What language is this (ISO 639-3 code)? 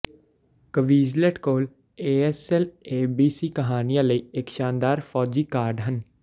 pan